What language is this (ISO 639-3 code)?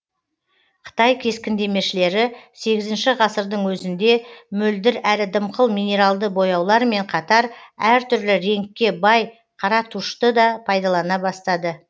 kaz